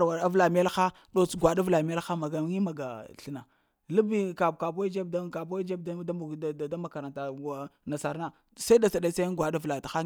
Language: Lamang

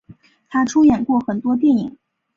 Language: Chinese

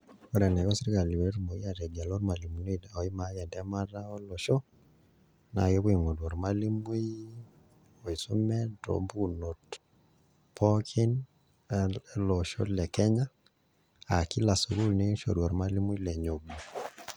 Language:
Masai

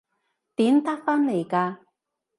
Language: Cantonese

